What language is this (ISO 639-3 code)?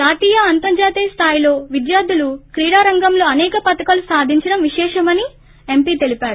tel